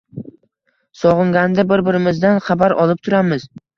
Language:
Uzbek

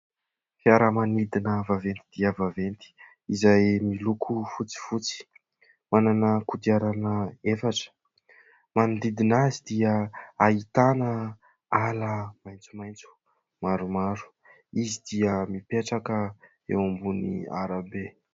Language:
Malagasy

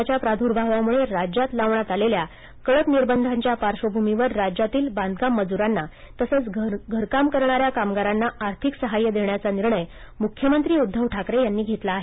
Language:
Marathi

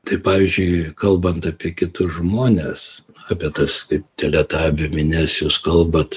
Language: Lithuanian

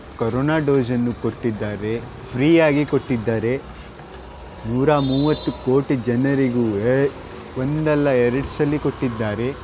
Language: Kannada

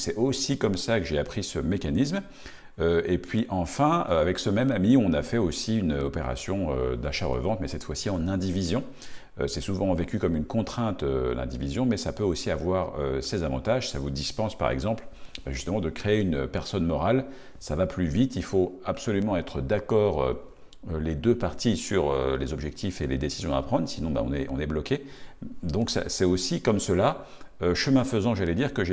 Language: French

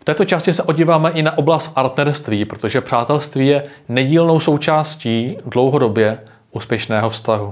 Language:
Czech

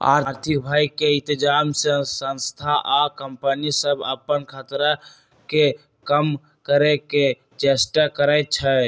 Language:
Magahi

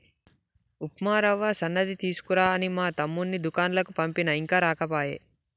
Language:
Telugu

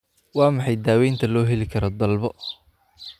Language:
Somali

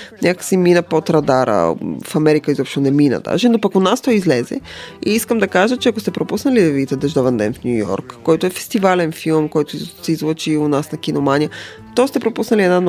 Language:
Bulgarian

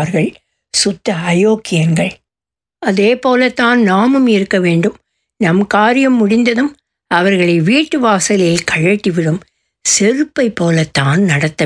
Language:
Tamil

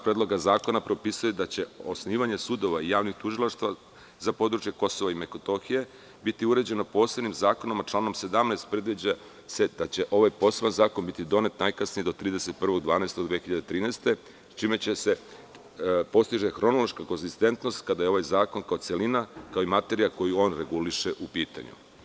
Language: Serbian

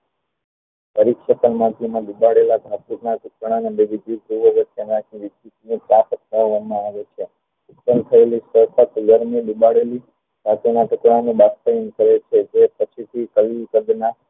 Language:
Gujarati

